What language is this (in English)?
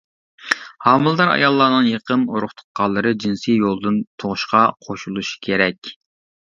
Uyghur